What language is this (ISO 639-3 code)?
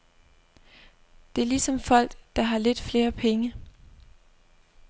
dan